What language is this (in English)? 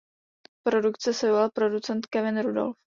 Czech